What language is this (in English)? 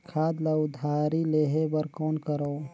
Chhattisgarhi